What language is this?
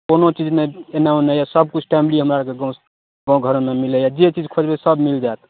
Maithili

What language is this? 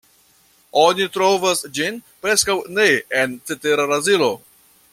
Esperanto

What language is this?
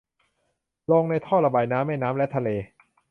Thai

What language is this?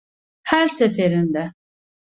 Turkish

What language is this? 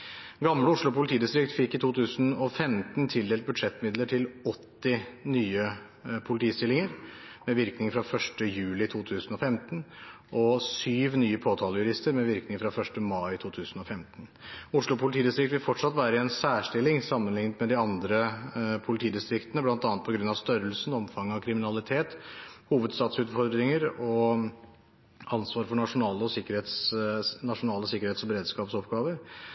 Norwegian Bokmål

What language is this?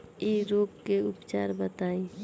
Bhojpuri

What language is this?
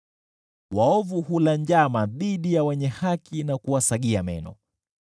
Swahili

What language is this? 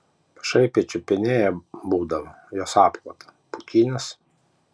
Lithuanian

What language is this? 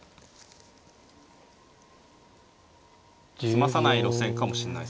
Japanese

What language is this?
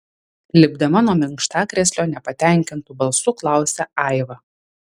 Lithuanian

